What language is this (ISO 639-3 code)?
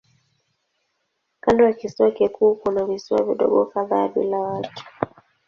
swa